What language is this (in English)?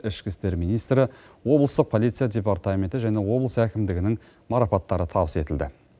Kazakh